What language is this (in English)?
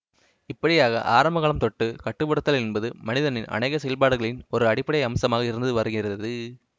Tamil